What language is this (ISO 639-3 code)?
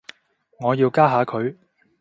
yue